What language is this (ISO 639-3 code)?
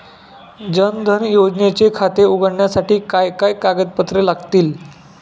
mar